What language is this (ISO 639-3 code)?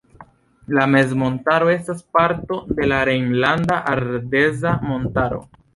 epo